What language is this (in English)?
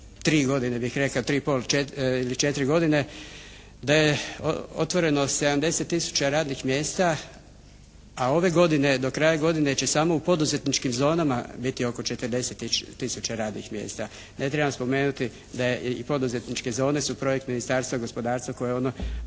Croatian